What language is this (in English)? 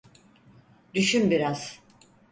Turkish